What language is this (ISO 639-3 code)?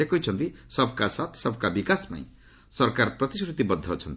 ori